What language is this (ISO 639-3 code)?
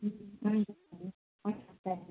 nep